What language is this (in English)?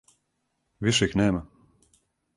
Serbian